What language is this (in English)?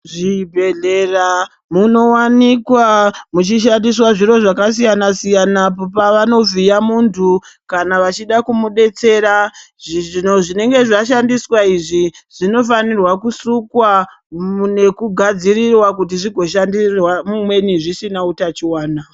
Ndau